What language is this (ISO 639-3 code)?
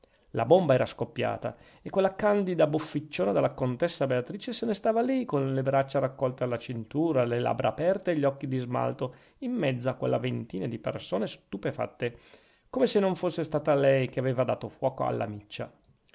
ita